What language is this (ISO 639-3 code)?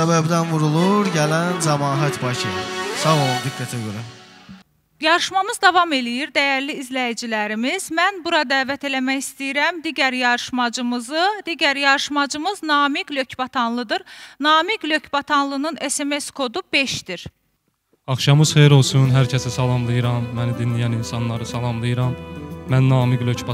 tur